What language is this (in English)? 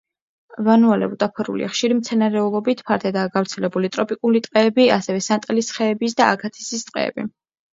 Georgian